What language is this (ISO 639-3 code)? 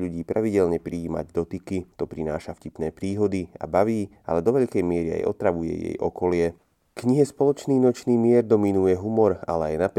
slk